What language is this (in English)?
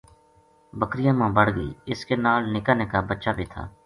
Gujari